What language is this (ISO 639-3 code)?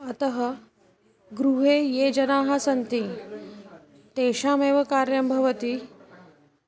san